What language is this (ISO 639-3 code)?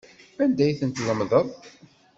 kab